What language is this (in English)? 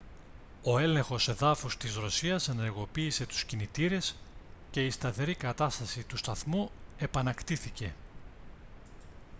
Greek